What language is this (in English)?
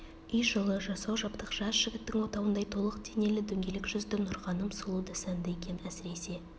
Kazakh